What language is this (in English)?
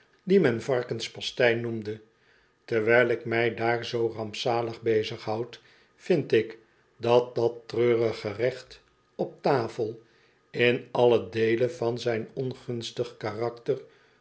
Dutch